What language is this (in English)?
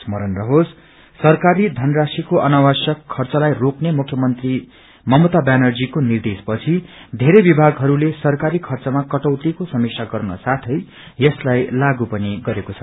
Nepali